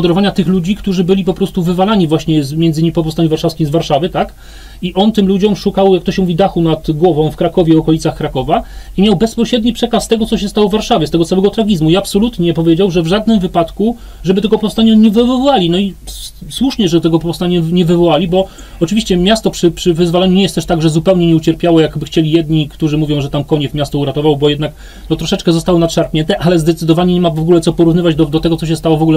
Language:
Polish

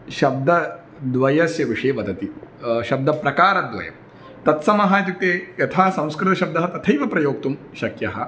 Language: Sanskrit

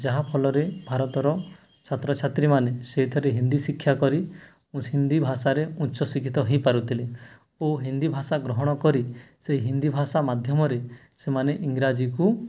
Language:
Odia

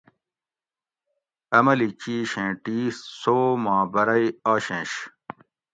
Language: Gawri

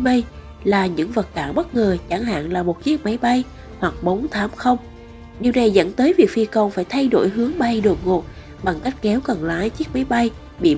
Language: Vietnamese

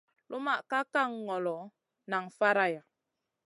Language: Masana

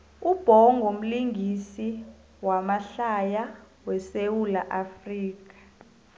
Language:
South Ndebele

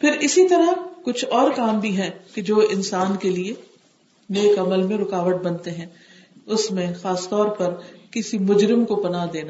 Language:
Urdu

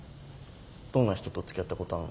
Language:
Japanese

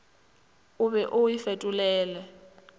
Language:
Northern Sotho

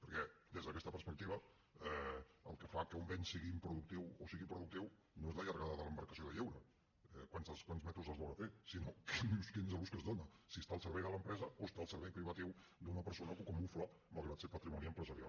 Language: Catalan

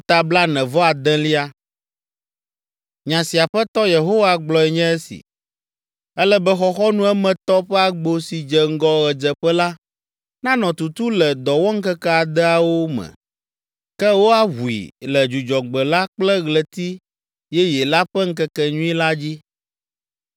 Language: Ewe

